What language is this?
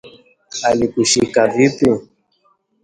Swahili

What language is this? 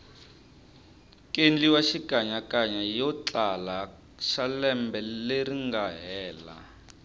Tsonga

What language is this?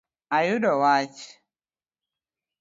Luo (Kenya and Tanzania)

